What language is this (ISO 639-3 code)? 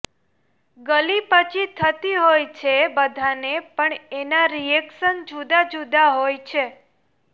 guj